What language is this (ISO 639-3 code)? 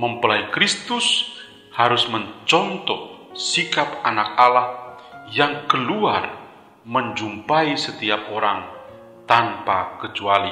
ind